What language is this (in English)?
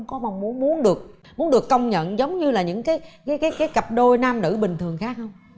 Vietnamese